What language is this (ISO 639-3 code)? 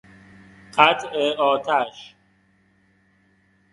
fas